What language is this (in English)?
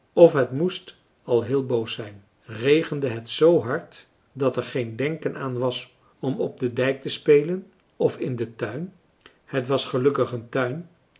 Dutch